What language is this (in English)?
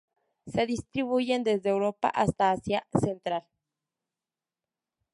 Spanish